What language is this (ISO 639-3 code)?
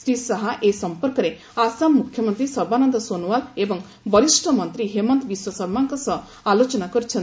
ori